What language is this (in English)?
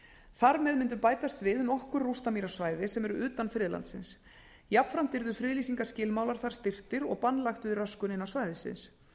Icelandic